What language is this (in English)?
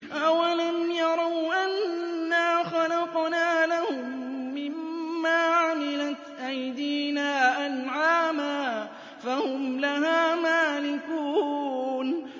Arabic